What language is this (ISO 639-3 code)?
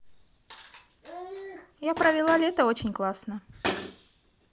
rus